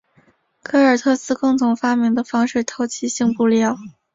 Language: Chinese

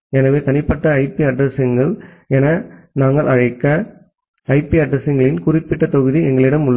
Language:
Tamil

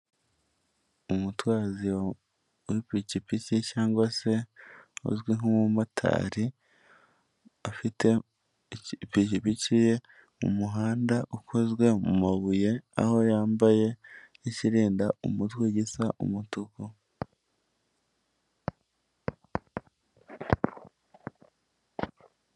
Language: Kinyarwanda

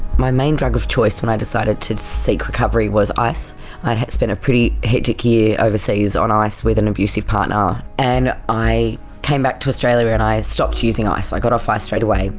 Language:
English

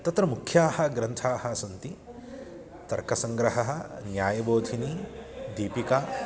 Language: Sanskrit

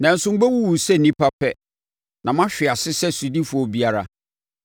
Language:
Akan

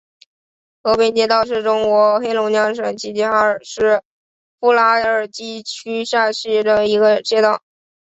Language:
Chinese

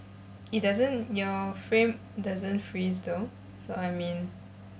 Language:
English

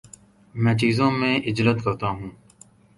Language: Urdu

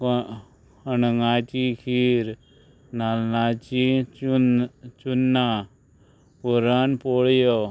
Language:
Konkani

